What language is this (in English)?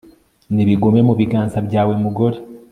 Kinyarwanda